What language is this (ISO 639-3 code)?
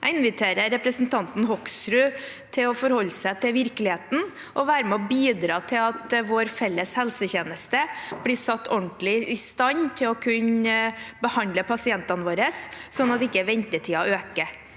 nor